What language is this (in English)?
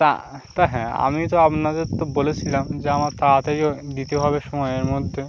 Bangla